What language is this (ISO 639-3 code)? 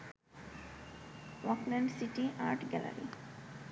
ben